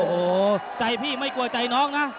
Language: Thai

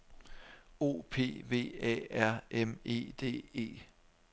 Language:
Danish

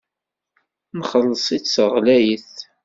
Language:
Kabyle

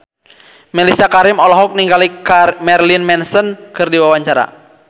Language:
Sundanese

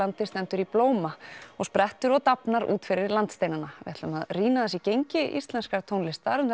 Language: Icelandic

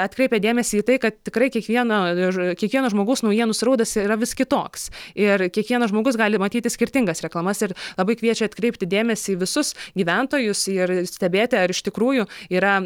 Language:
Lithuanian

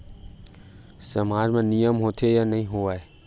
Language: Chhattisgarhi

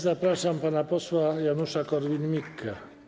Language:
Polish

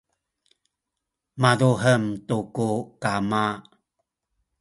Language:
Sakizaya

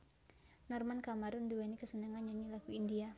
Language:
Javanese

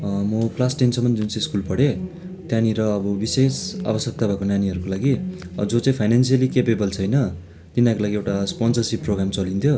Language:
Nepali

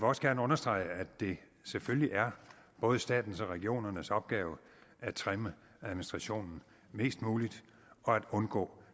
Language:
Danish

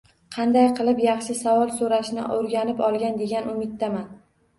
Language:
Uzbek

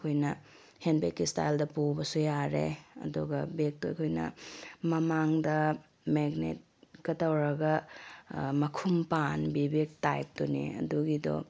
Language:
Manipuri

